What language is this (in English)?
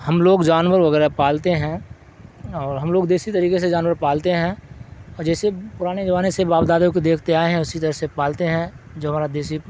Urdu